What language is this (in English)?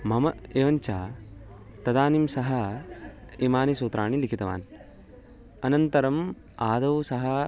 Sanskrit